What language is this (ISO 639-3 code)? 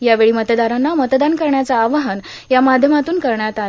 mar